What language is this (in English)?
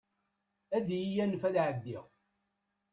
Kabyle